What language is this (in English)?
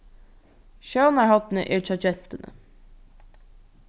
Faroese